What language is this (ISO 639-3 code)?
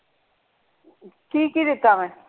pan